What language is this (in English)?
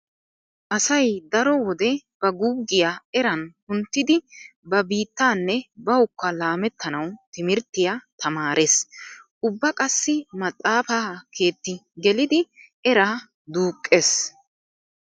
Wolaytta